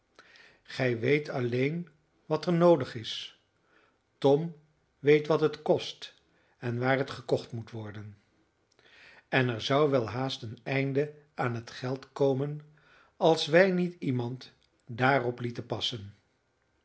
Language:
Dutch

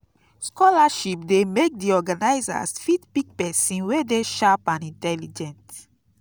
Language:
Nigerian Pidgin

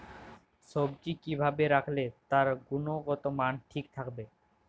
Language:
Bangla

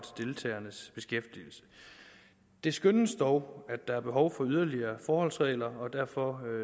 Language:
Danish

